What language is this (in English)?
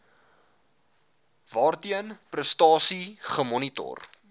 Afrikaans